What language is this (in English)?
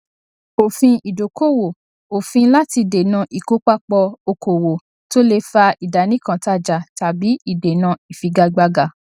Yoruba